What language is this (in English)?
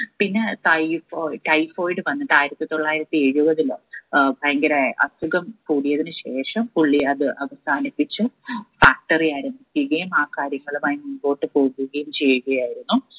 Malayalam